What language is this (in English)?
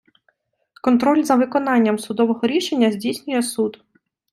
Ukrainian